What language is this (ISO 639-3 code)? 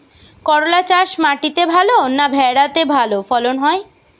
ben